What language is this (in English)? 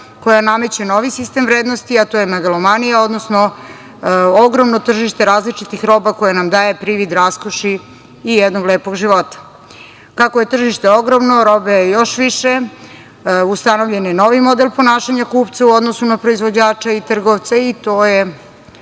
Serbian